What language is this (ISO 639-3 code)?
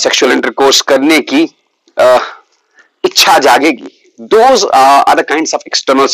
hin